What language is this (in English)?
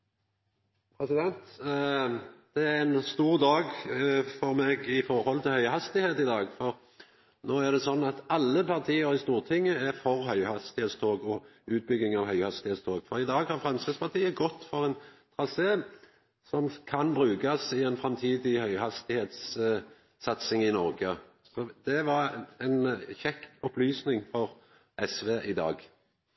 Norwegian Nynorsk